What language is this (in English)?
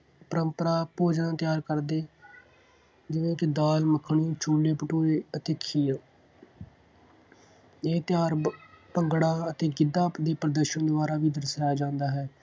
Punjabi